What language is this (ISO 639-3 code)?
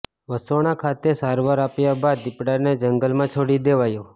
guj